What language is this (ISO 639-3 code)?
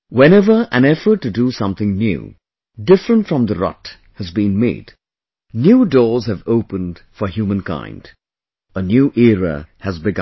eng